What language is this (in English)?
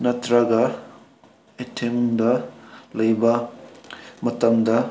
Manipuri